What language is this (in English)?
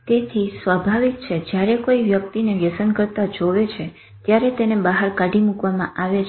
Gujarati